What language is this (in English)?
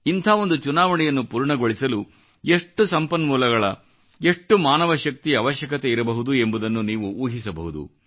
Kannada